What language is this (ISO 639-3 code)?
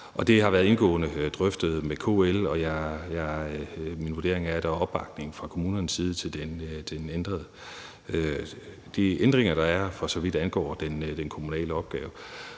dan